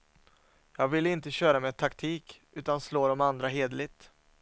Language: Swedish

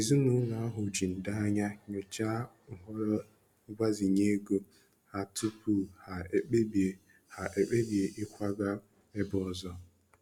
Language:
Igbo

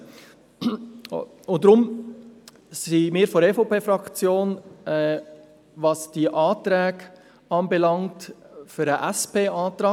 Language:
Swiss German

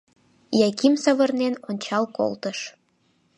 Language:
Mari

